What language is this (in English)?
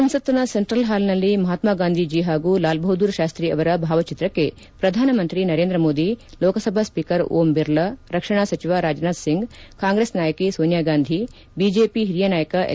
Kannada